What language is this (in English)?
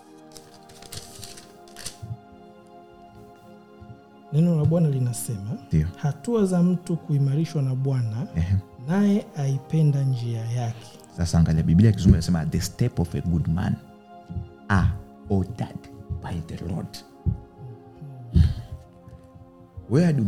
Swahili